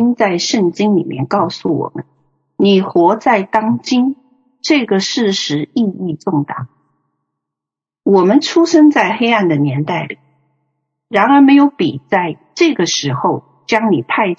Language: Chinese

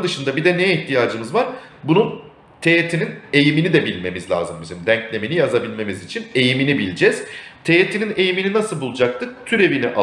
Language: Turkish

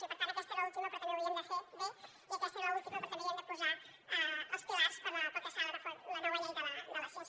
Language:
Catalan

